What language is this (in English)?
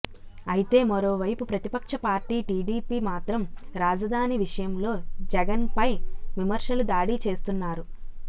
Telugu